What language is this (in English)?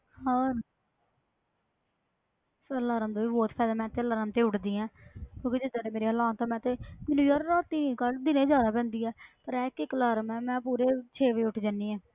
Punjabi